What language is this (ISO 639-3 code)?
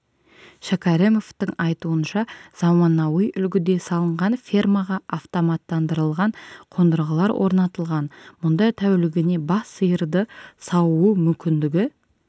kaz